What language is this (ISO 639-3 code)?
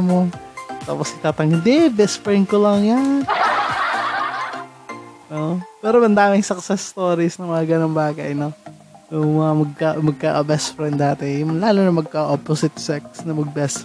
fil